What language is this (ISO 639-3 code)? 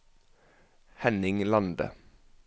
nor